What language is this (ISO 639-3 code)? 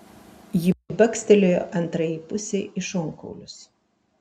lit